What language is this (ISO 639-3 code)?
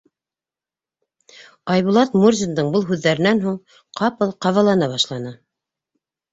bak